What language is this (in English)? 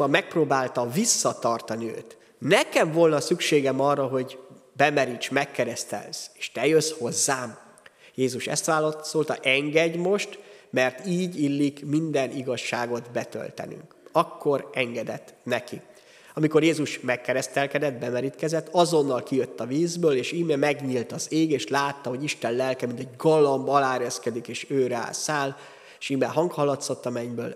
Hungarian